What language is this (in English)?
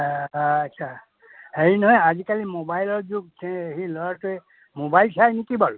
Assamese